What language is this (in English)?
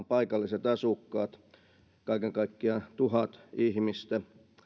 Finnish